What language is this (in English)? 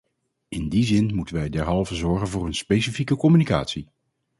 Dutch